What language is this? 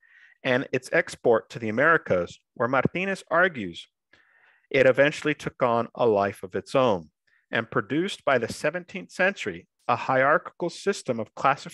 English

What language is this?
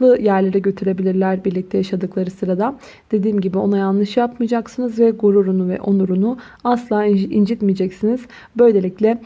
Turkish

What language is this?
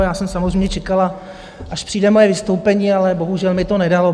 Czech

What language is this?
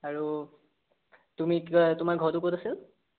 Assamese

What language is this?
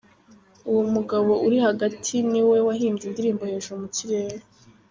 Kinyarwanda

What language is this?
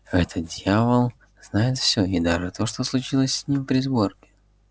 Russian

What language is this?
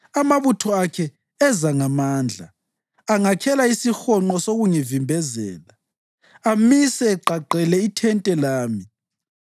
North Ndebele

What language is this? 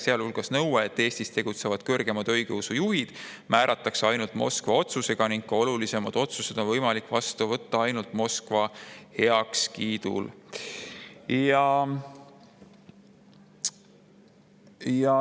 Estonian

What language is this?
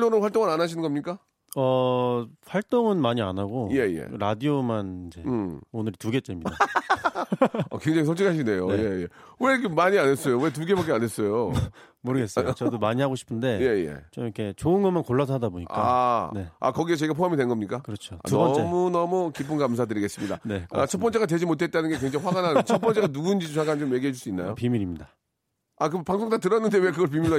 Korean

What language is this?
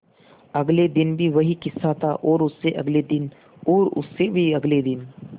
Hindi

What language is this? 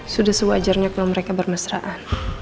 Indonesian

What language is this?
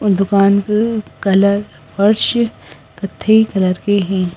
Hindi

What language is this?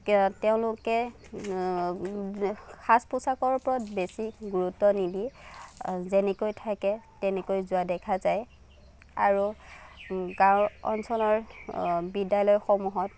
Assamese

